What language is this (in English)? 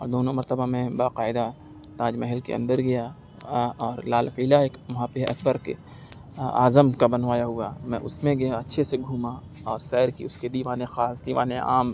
Urdu